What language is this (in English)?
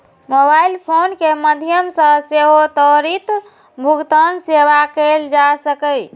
Maithili